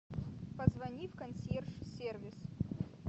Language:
Russian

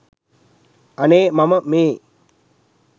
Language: Sinhala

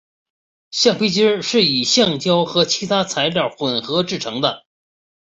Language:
Chinese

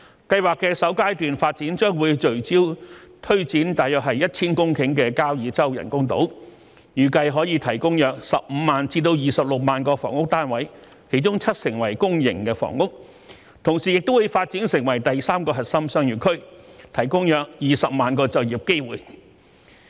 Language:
Cantonese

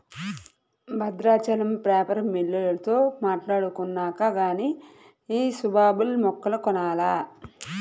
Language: Telugu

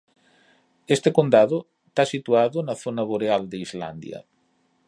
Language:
Galician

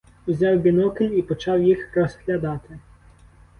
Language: Ukrainian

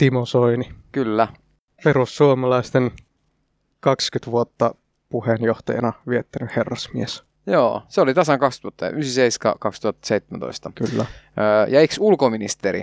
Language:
Finnish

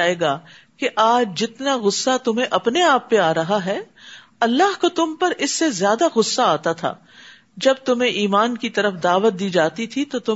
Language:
Urdu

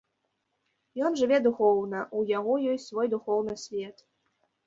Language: Belarusian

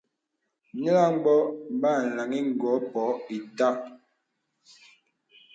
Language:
Bebele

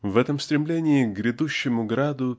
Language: Russian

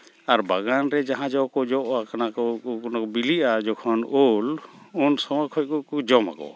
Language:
Santali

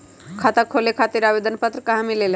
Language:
Magahi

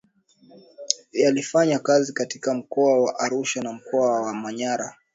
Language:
Swahili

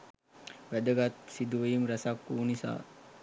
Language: Sinhala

